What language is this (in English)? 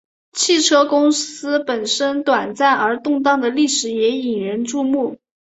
Chinese